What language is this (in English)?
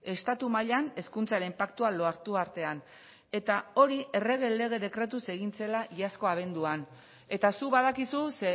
Basque